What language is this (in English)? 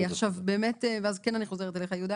Hebrew